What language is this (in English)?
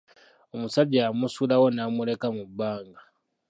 Ganda